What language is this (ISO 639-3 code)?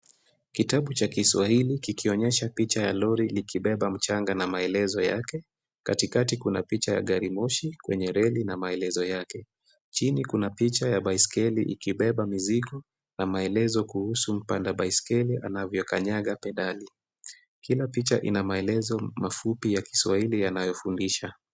swa